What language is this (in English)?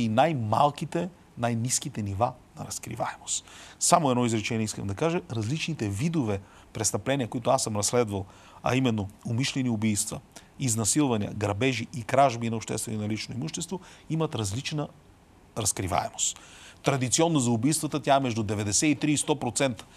Bulgarian